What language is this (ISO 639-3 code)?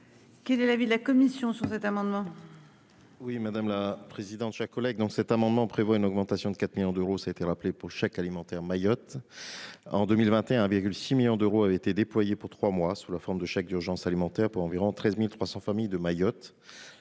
fra